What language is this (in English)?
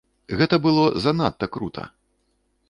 Belarusian